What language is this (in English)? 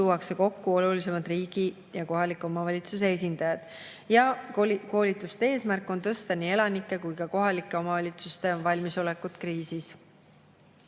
Estonian